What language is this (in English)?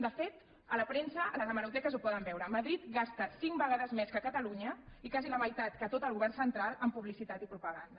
Catalan